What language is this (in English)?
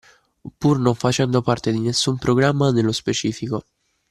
Italian